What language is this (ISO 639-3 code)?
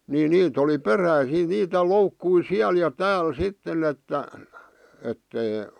fin